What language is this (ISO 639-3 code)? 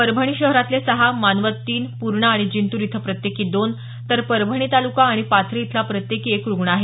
mar